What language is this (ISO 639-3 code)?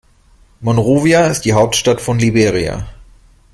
deu